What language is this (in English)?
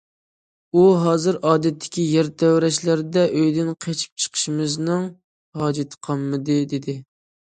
Uyghur